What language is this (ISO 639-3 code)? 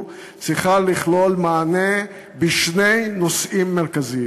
heb